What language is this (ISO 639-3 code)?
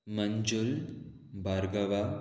kok